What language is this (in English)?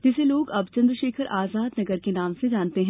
Hindi